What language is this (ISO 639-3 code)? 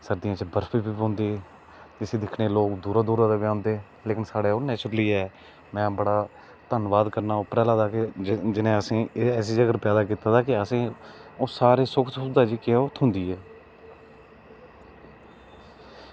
doi